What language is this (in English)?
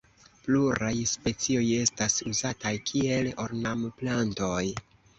Esperanto